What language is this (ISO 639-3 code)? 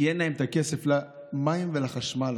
heb